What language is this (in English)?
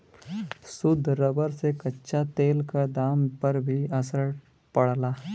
Bhojpuri